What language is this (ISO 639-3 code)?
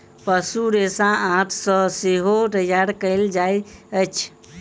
mai